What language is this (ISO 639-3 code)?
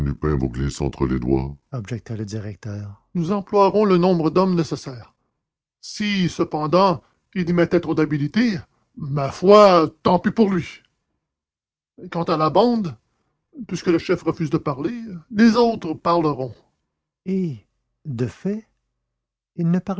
fra